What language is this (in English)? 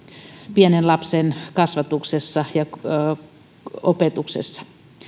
Finnish